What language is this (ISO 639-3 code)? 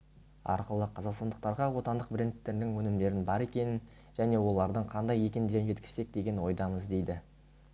kaz